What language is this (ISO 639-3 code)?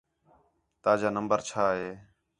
xhe